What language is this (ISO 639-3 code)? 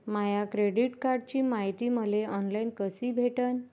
mar